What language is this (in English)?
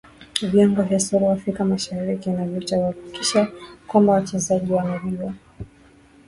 Swahili